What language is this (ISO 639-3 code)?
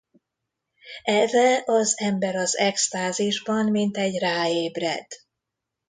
hun